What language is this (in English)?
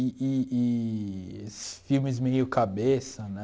Portuguese